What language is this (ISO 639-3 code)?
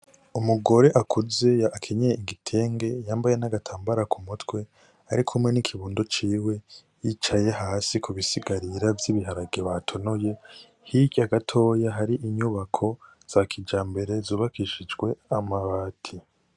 run